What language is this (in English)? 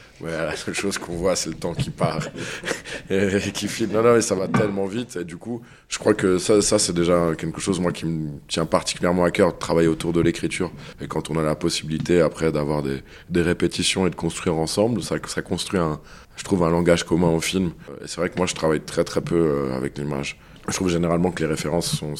French